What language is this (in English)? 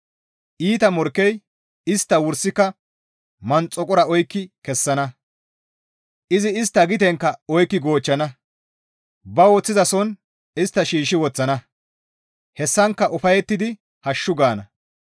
Gamo